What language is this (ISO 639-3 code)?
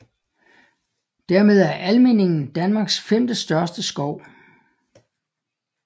dan